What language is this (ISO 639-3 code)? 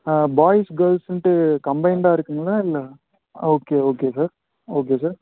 tam